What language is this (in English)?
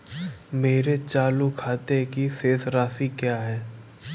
Hindi